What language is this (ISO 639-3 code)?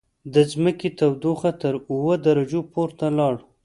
pus